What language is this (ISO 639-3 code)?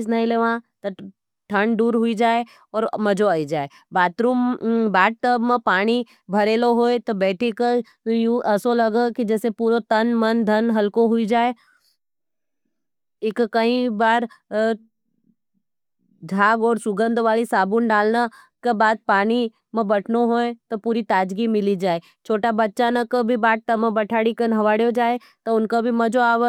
noe